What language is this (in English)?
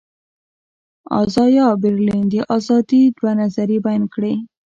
Pashto